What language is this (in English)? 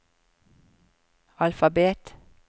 Norwegian